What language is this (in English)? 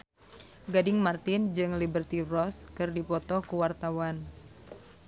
Sundanese